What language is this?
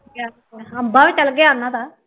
Punjabi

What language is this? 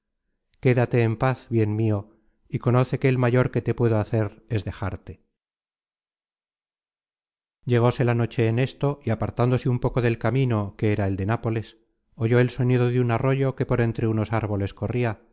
Spanish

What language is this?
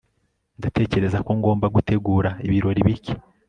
Kinyarwanda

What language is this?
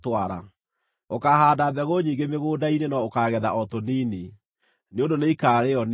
Kikuyu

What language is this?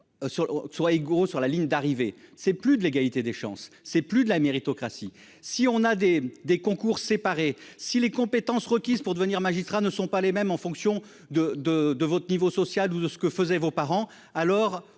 French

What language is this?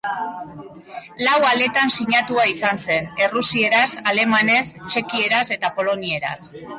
Basque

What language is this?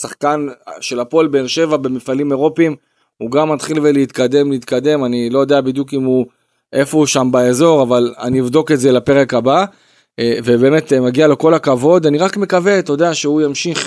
Hebrew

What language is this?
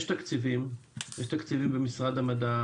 Hebrew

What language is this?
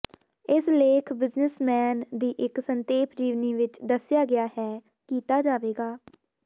Punjabi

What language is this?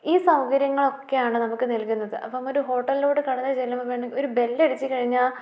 Malayalam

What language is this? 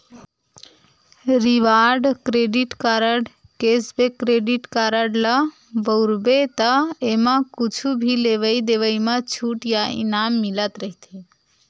Chhattisgarhi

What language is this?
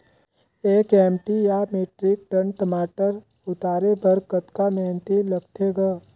Chhattisgarhi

